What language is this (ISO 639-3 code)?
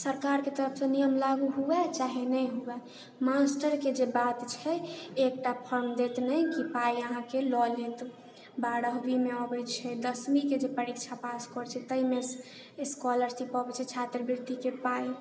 mai